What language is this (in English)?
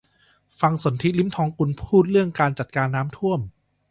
Thai